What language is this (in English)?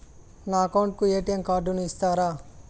Telugu